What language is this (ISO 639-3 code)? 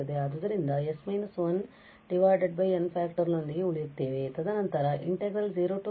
kan